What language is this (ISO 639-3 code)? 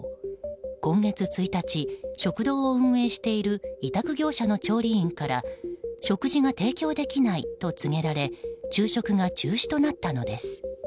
jpn